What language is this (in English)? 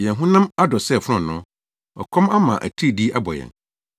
Akan